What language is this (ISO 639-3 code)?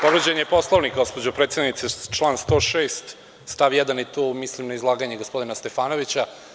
srp